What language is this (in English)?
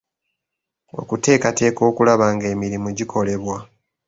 Ganda